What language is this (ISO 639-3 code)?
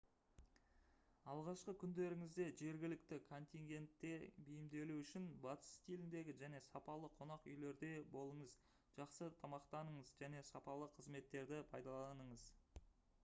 kaz